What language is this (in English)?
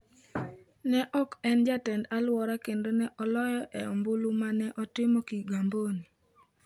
Luo (Kenya and Tanzania)